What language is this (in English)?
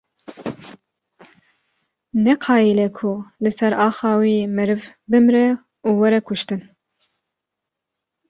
Kurdish